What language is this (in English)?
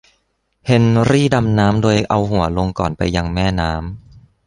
Thai